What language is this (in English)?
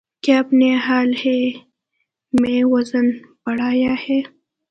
Urdu